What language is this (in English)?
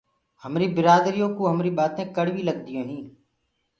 Gurgula